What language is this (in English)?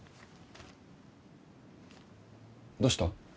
Japanese